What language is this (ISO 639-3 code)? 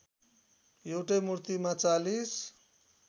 nep